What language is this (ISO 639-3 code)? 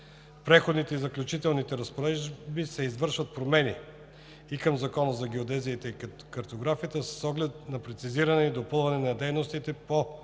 bul